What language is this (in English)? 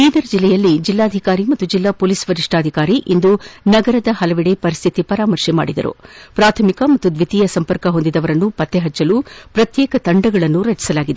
Kannada